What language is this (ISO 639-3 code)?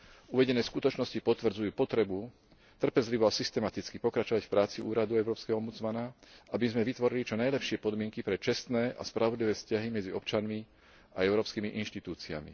slk